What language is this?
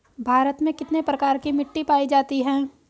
Hindi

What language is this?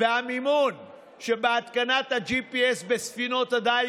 Hebrew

